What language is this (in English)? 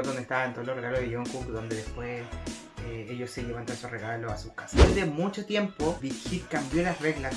Spanish